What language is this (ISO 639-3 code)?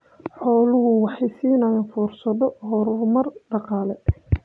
som